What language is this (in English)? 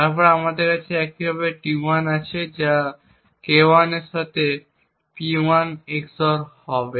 Bangla